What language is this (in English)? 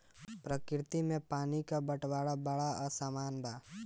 Bhojpuri